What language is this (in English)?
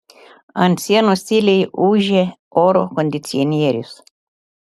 Lithuanian